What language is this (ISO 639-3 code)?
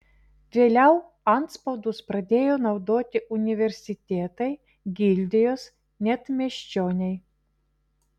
lit